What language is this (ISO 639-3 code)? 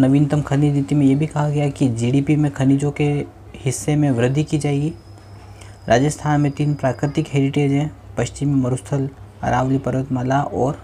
hin